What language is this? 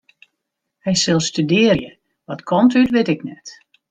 Western Frisian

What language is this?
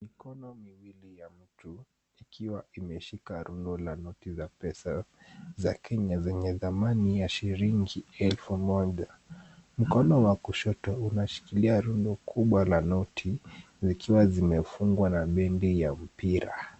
Swahili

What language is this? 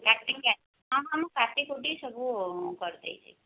Odia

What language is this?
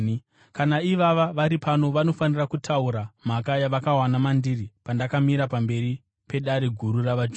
Shona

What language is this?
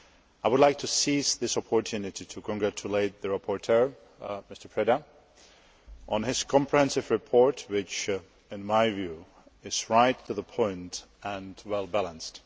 English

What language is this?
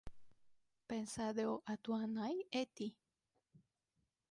Galician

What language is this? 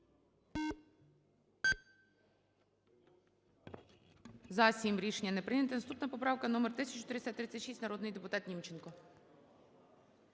Ukrainian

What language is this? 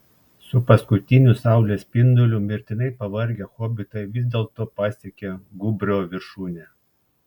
Lithuanian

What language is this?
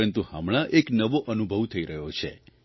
Gujarati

